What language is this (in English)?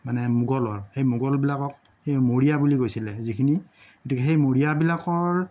Assamese